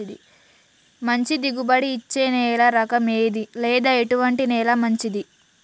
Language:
Telugu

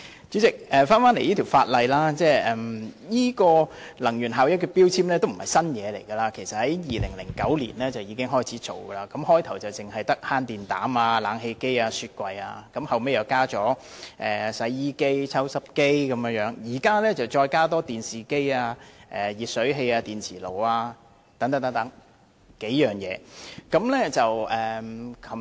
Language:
Cantonese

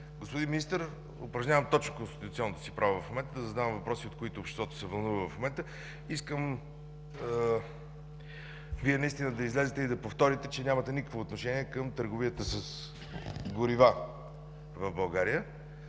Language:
Bulgarian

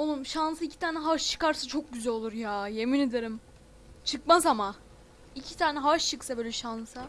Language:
Turkish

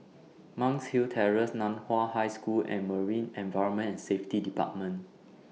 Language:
English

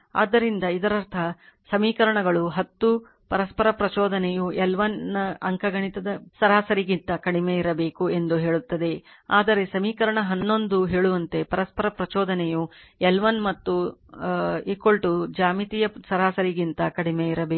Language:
Kannada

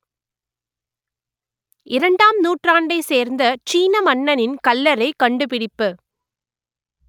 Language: Tamil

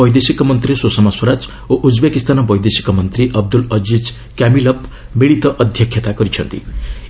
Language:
Odia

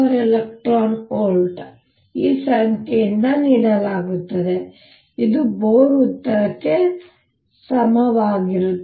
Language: Kannada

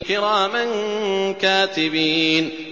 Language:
Arabic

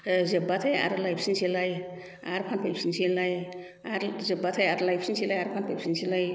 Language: Bodo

